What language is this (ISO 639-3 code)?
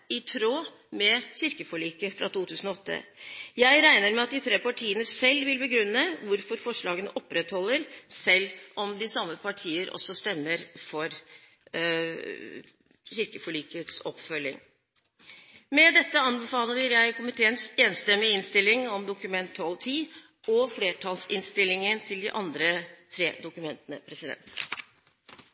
nob